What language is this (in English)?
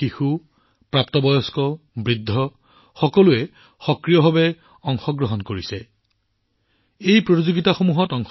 Assamese